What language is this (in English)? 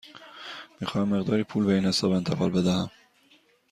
Persian